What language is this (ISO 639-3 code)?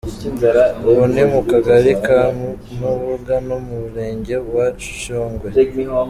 kin